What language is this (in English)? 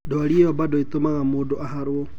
Kikuyu